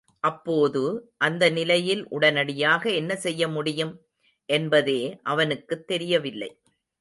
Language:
Tamil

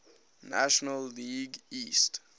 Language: English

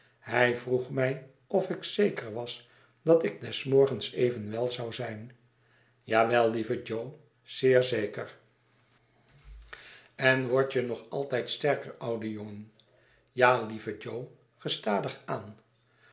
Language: Dutch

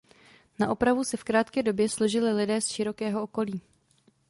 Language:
Czech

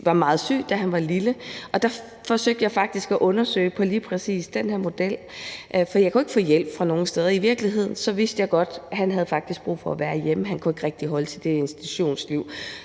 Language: Danish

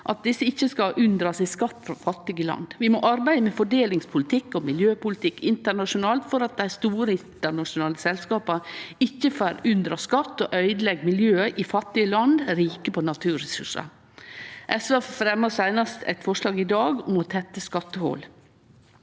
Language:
Norwegian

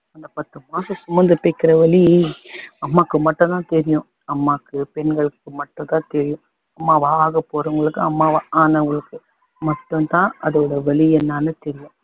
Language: Tamil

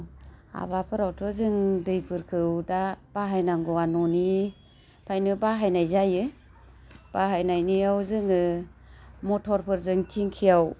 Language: Bodo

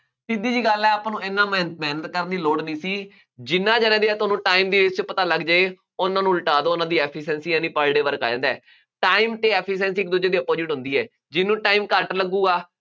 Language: Punjabi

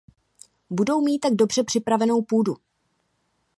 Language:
Czech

